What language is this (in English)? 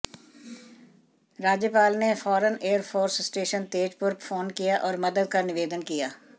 Hindi